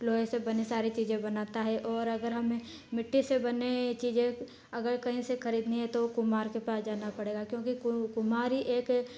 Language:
Hindi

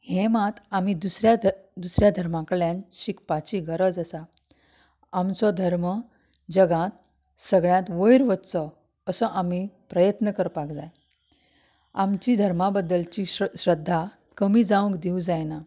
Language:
Konkani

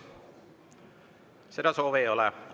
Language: Estonian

